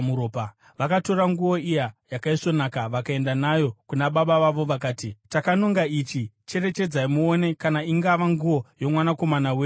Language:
Shona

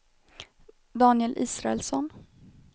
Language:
Swedish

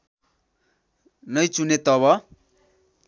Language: Nepali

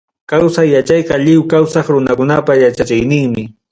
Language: Ayacucho Quechua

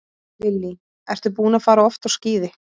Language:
Icelandic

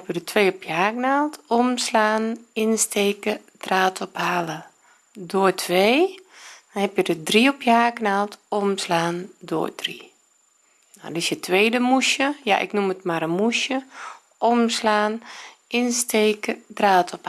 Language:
Dutch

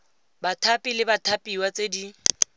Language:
Tswana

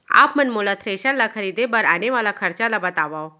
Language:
Chhattisgarhi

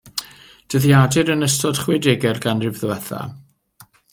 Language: Welsh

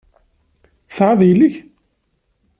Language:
Kabyle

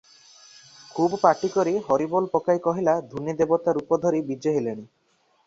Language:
Odia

